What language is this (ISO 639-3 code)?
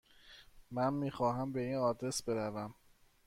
fas